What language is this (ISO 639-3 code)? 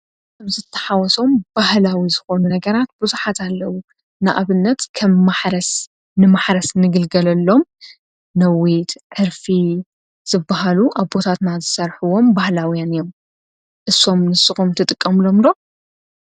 tir